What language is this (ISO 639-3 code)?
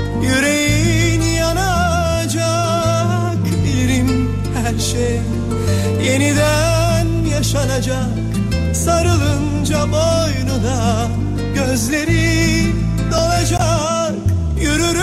tur